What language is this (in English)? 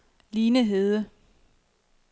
Danish